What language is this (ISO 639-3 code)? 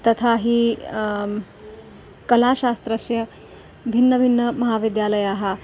san